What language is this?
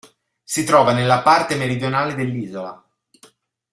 Italian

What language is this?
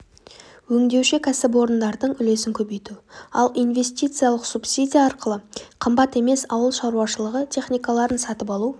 Kazakh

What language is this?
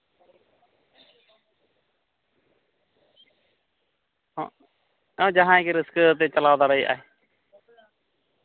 Santali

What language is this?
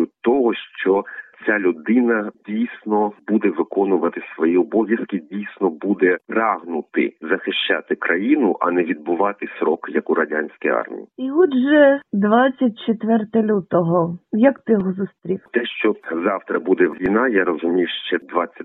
Ukrainian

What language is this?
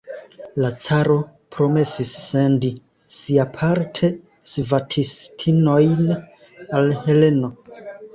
Esperanto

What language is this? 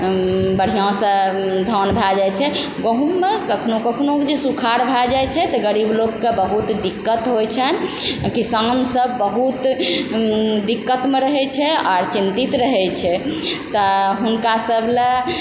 Maithili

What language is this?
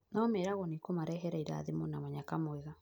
Kikuyu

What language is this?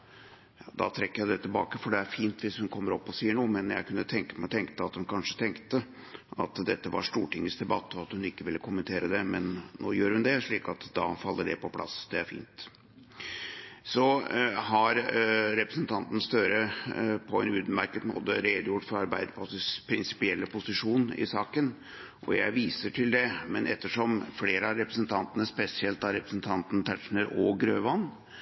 Norwegian Bokmål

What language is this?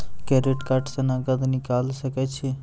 Maithili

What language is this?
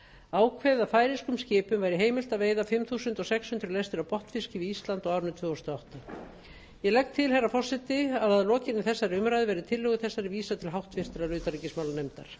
Icelandic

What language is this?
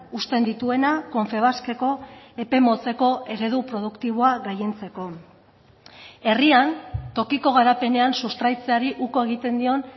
Basque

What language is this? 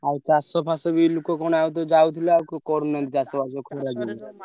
Odia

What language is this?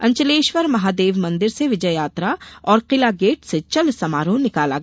Hindi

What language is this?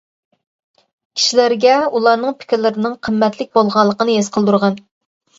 Uyghur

